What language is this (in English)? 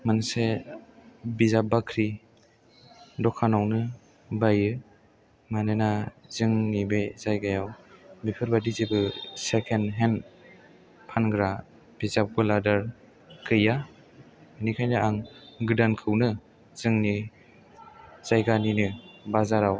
Bodo